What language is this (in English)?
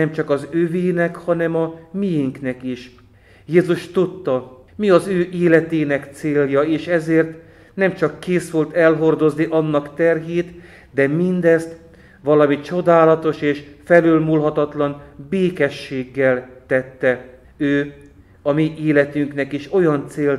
Hungarian